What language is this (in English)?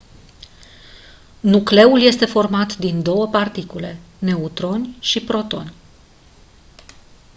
Romanian